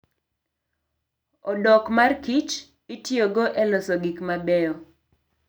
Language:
Luo (Kenya and Tanzania)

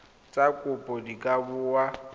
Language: Tswana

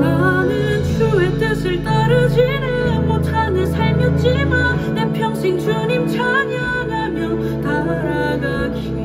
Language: Korean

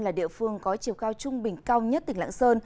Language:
Vietnamese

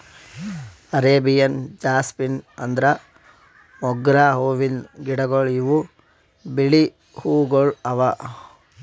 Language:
Kannada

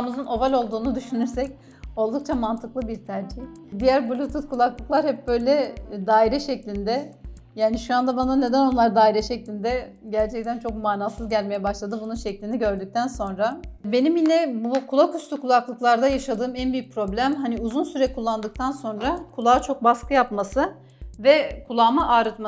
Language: Turkish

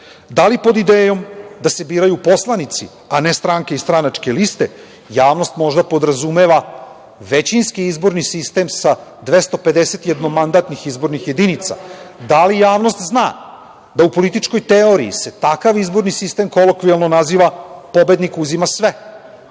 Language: Serbian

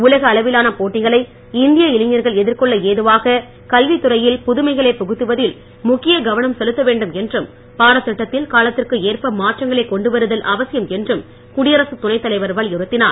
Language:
Tamil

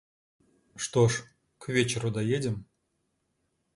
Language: Russian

